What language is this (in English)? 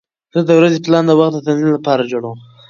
Pashto